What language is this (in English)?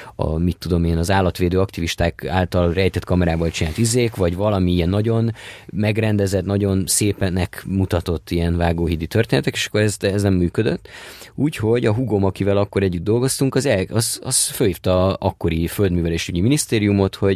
Hungarian